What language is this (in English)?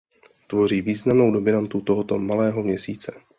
Czech